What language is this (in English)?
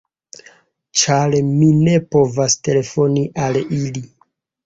Esperanto